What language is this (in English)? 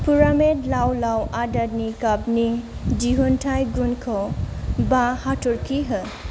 Bodo